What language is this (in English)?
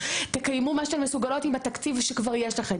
Hebrew